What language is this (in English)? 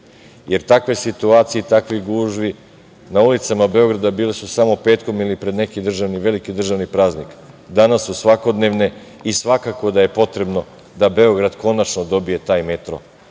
Serbian